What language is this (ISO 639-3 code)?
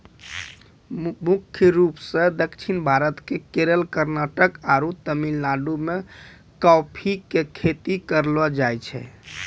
mai